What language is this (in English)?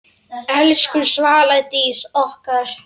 Icelandic